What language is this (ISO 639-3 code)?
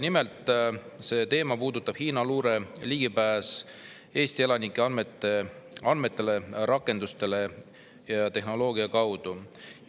est